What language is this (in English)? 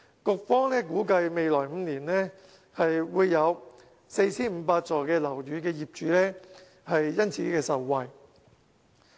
Cantonese